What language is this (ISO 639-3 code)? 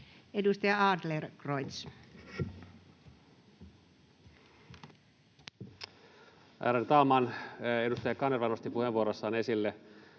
fin